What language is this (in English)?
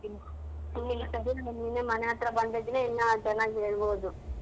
Kannada